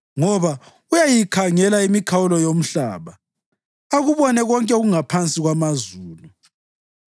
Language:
North Ndebele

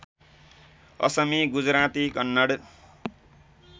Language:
Nepali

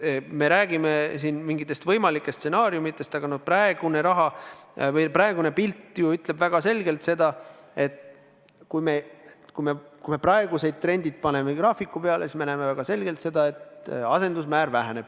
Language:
Estonian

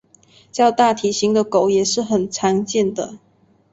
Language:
Chinese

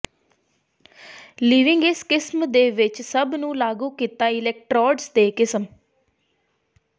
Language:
Punjabi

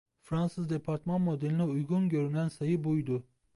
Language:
Turkish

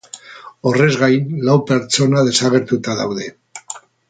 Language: Basque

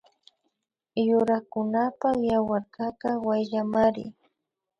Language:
Imbabura Highland Quichua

